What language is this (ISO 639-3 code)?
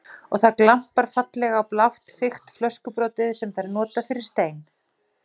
isl